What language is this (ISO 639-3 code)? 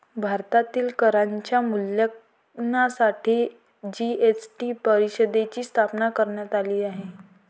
mar